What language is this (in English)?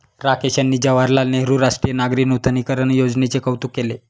Marathi